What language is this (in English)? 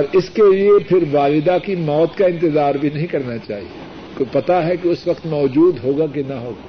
Urdu